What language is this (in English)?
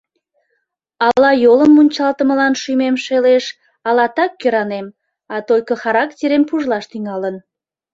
Mari